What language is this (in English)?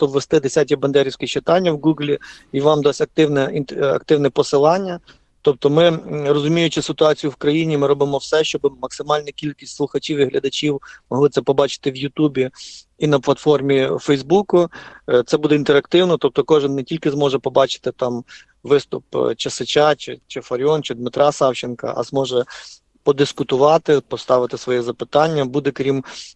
Ukrainian